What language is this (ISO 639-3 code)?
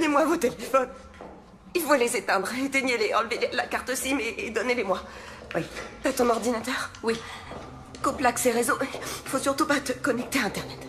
fra